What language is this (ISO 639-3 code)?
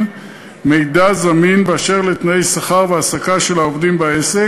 heb